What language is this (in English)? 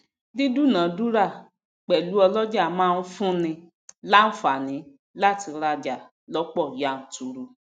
Yoruba